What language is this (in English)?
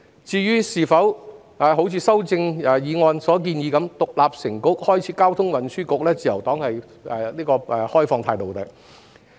Cantonese